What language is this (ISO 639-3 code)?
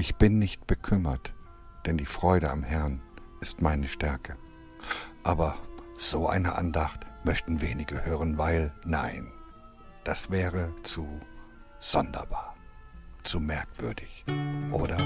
deu